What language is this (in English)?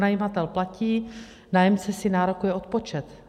Czech